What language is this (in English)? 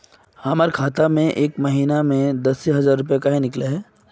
Magahi